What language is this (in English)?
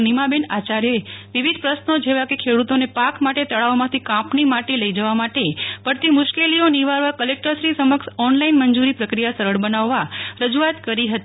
Gujarati